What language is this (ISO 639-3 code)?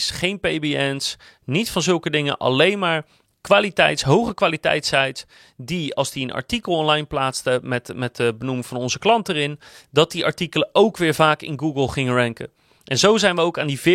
nld